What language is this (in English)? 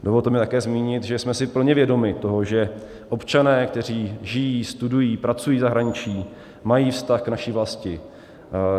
Czech